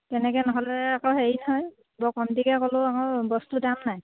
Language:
Assamese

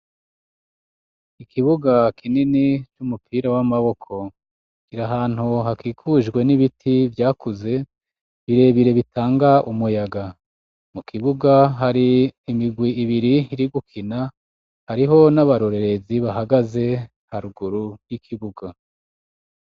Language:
Rundi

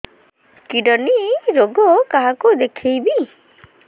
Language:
Odia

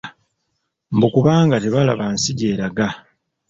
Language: Ganda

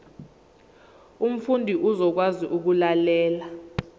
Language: Zulu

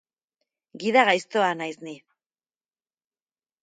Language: Basque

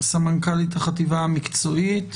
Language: Hebrew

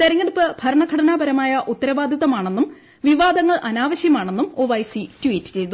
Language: Malayalam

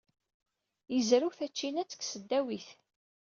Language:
Kabyle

